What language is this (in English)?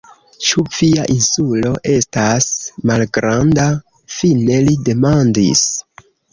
Esperanto